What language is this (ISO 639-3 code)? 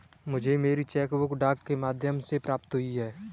hin